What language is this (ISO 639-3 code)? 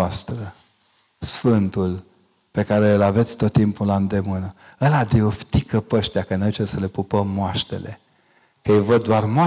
ron